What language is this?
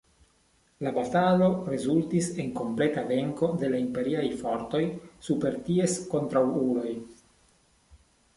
Esperanto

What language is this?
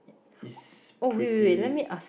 English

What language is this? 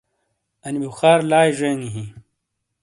Shina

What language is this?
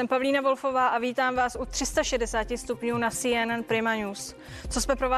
Czech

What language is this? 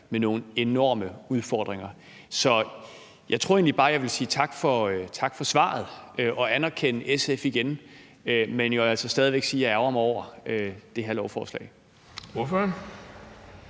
Danish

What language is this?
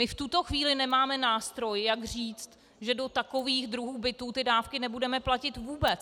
Czech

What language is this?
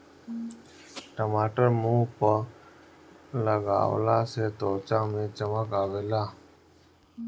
Bhojpuri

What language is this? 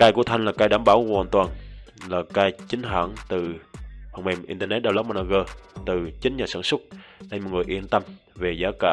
Vietnamese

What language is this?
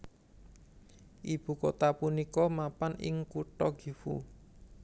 Javanese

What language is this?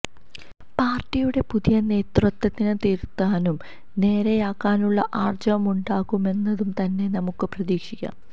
Malayalam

